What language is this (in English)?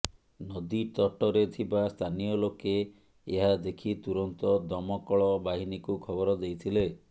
Odia